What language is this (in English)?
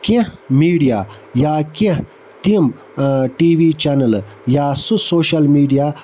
Kashmiri